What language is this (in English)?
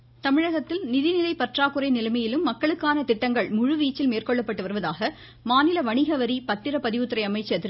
Tamil